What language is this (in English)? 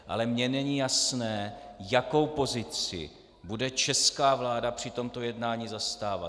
Czech